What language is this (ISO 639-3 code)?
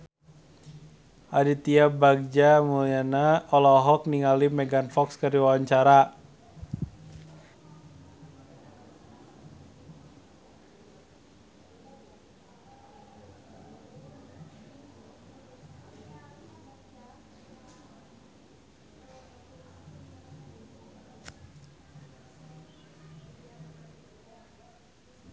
sun